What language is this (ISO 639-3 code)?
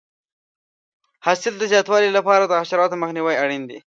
pus